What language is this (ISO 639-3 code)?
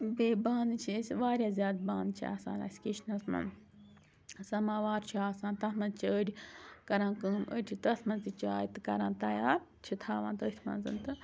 kas